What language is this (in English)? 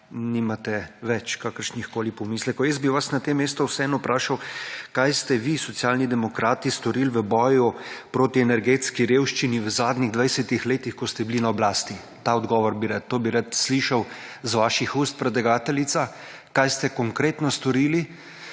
Slovenian